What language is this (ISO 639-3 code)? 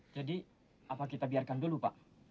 ind